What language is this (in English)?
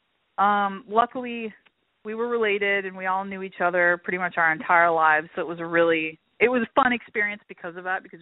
English